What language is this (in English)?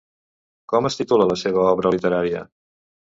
Catalan